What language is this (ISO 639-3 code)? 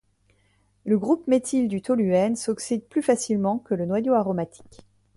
fra